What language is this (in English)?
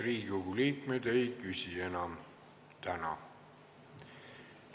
Estonian